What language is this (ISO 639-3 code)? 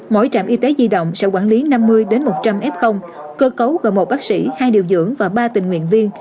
vie